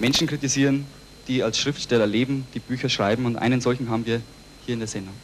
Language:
German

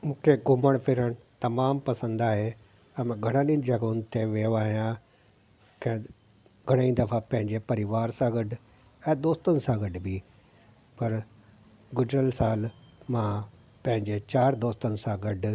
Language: Sindhi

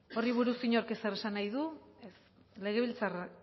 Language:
Basque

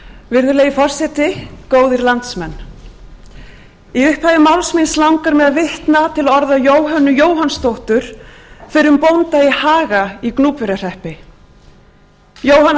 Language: Icelandic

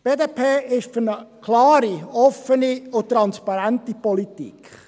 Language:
Swiss German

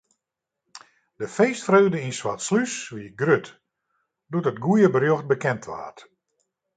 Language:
Western Frisian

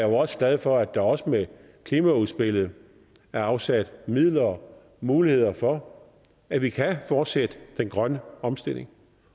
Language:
Danish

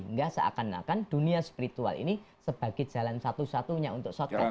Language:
Indonesian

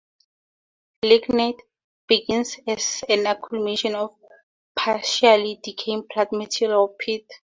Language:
English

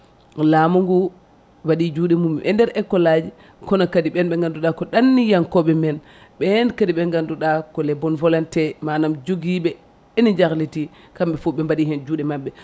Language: Fula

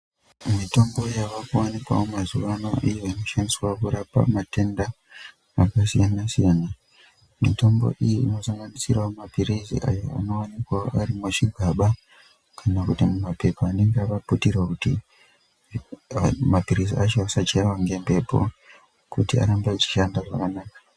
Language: Ndau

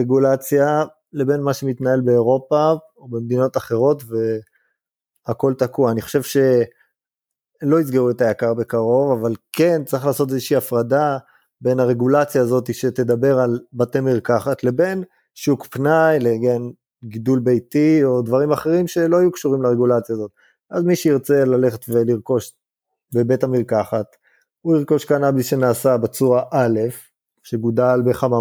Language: Hebrew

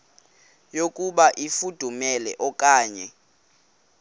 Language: Xhosa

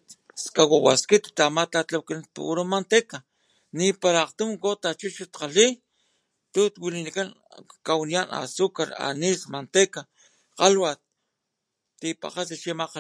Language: Papantla Totonac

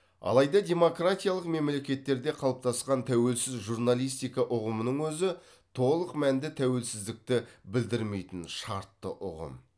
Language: Kazakh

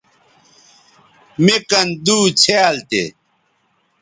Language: Bateri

